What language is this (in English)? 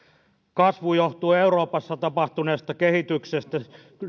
Finnish